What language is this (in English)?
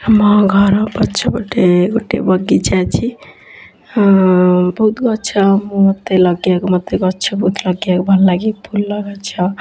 Odia